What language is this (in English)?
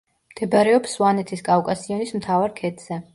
Georgian